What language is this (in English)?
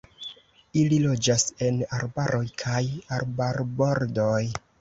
Esperanto